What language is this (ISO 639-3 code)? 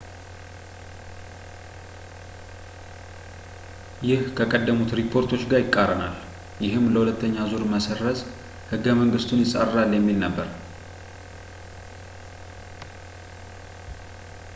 amh